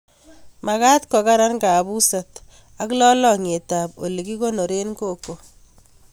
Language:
Kalenjin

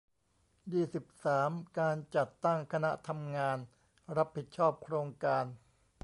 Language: Thai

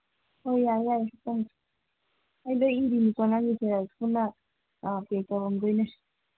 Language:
Manipuri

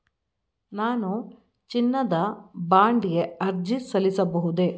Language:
Kannada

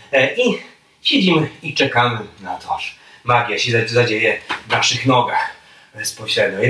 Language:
Polish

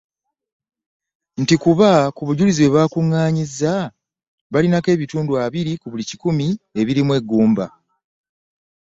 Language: Ganda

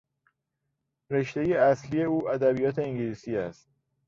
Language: Persian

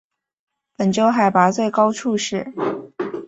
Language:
Chinese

